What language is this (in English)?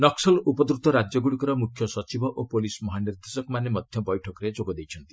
Odia